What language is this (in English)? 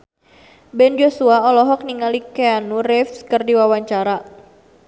Sundanese